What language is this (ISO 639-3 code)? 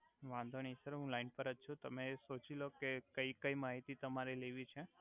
guj